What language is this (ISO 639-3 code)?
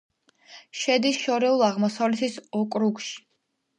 kat